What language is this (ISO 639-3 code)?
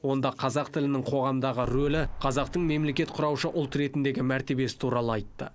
kaz